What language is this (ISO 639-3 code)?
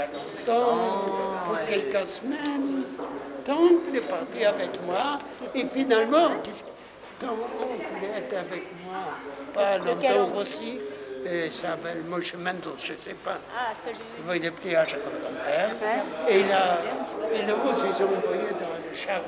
fra